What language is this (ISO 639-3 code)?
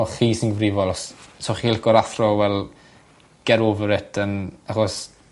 cym